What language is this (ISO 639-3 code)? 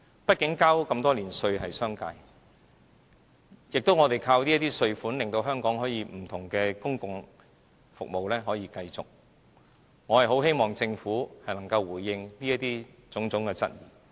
yue